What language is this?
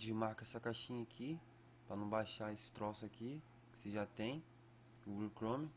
Portuguese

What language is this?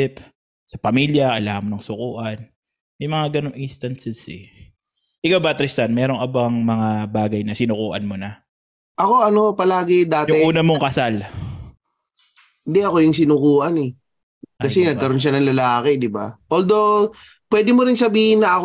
Filipino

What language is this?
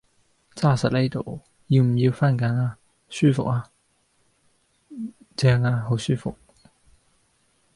Cantonese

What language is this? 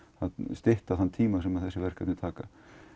Icelandic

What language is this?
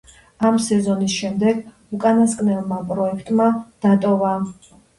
Georgian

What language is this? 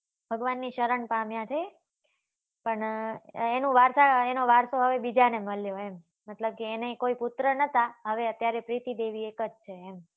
Gujarati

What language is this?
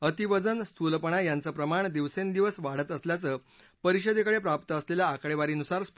Marathi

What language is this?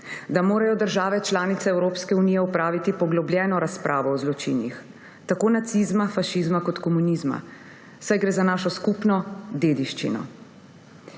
Slovenian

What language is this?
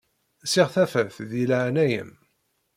Kabyle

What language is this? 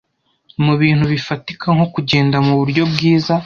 Kinyarwanda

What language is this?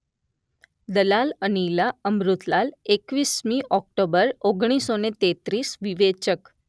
Gujarati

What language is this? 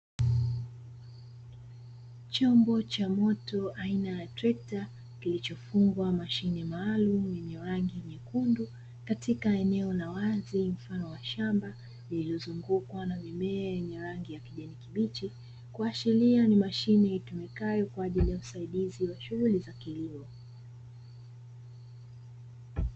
Swahili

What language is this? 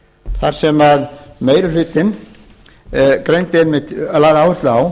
Icelandic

